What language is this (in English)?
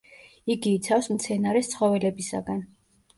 Georgian